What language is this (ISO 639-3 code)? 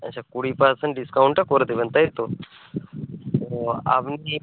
ben